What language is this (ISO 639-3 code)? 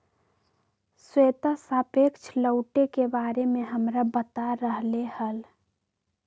mag